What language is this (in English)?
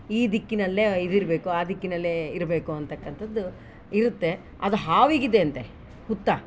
Kannada